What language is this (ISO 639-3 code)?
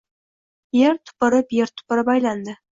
uzb